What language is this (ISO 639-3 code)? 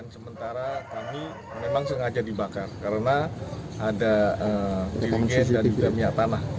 ind